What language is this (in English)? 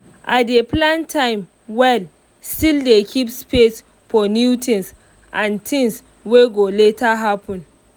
Nigerian Pidgin